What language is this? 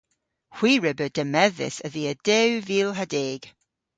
Cornish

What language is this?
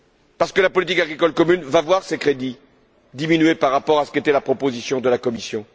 French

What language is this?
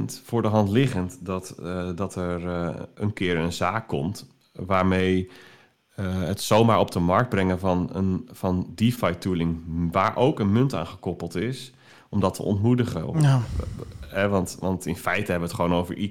Dutch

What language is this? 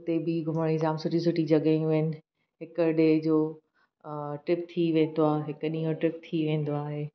Sindhi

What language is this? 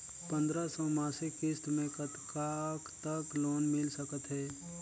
Chhattisgarhi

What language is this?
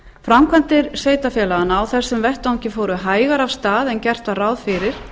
Icelandic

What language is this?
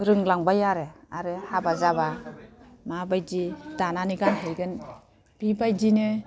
Bodo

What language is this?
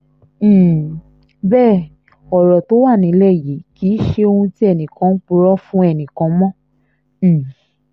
Yoruba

